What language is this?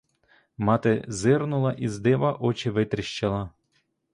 Ukrainian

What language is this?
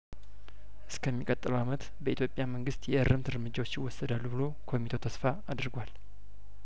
Amharic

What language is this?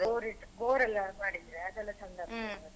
Kannada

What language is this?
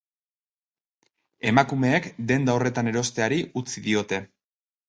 Basque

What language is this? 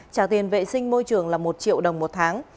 Vietnamese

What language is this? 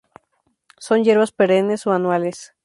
Spanish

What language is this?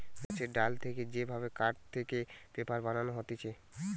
Bangla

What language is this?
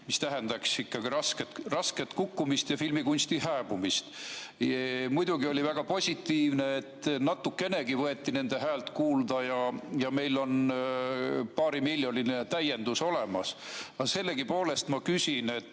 Estonian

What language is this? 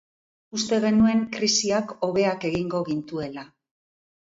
Basque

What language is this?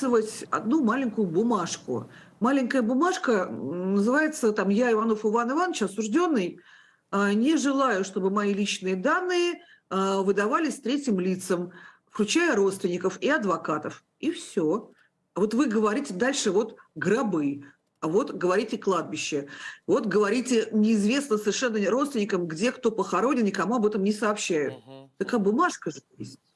Russian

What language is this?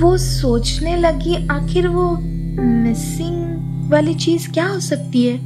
Hindi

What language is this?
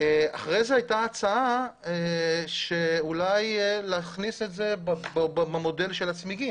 Hebrew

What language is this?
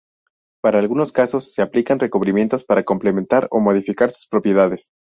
Spanish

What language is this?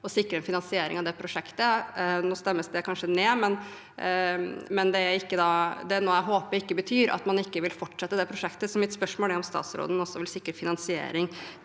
Norwegian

